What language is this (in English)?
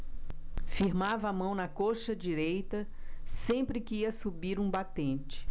Portuguese